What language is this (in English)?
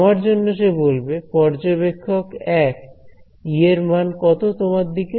Bangla